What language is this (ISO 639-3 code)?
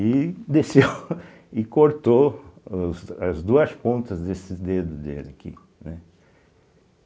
por